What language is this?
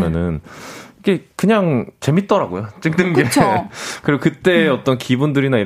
Korean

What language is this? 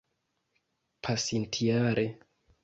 Esperanto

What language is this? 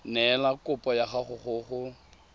Tswana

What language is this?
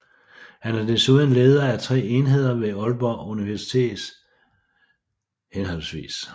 Danish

